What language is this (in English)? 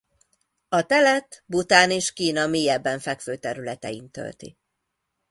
Hungarian